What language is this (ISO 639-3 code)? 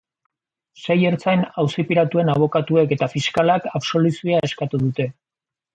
eus